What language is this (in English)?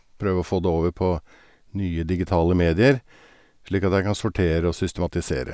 Norwegian